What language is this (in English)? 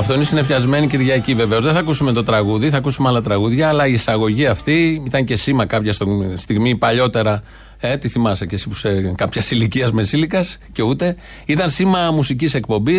Greek